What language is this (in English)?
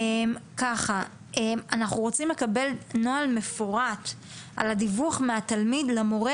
Hebrew